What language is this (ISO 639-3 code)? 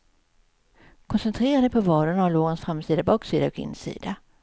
swe